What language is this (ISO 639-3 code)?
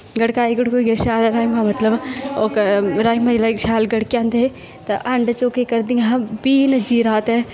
doi